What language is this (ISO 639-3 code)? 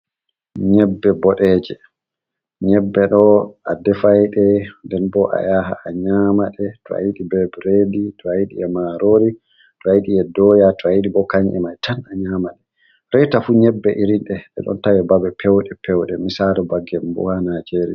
ful